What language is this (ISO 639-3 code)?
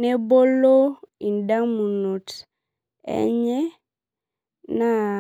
mas